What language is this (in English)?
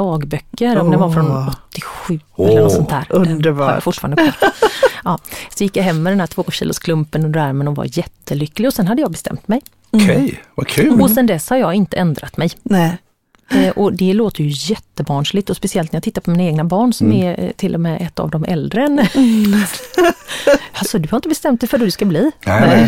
Swedish